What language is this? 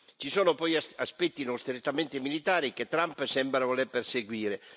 Italian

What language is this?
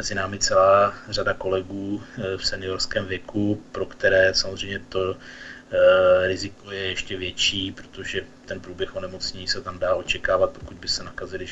Czech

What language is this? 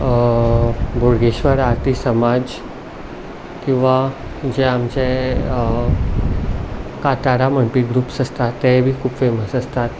Konkani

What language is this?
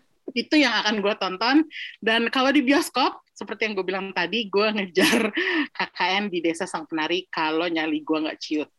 Indonesian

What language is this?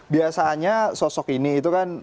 Indonesian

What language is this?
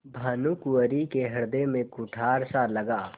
Hindi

